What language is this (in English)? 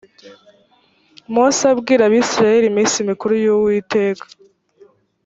Kinyarwanda